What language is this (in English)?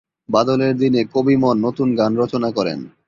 Bangla